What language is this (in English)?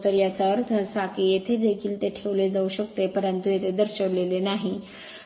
Marathi